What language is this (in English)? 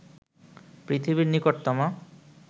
Bangla